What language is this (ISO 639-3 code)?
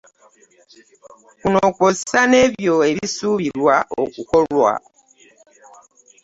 lug